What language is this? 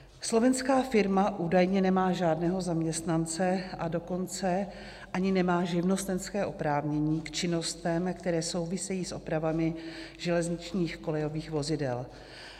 Czech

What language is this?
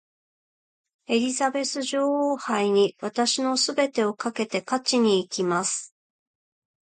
Japanese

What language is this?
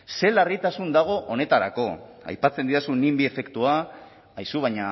Basque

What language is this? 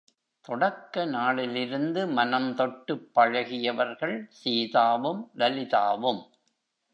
Tamil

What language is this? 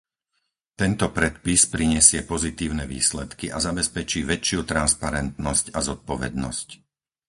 Slovak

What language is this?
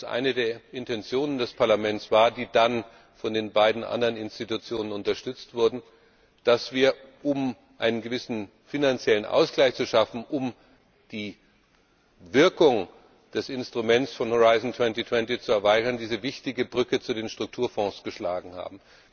German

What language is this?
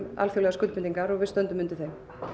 Icelandic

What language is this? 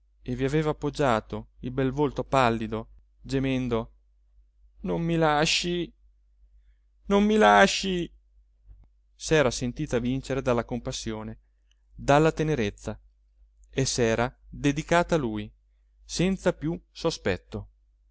Italian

